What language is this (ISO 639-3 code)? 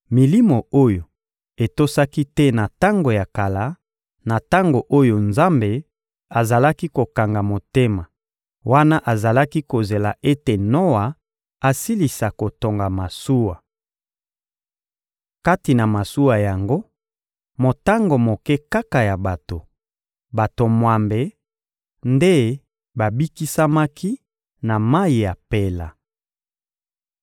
lin